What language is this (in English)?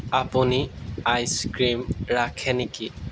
Assamese